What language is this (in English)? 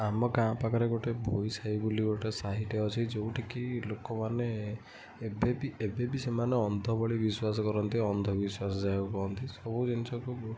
Odia